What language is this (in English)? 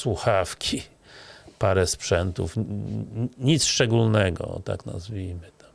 Polish